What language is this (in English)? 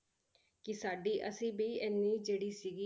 Punjabi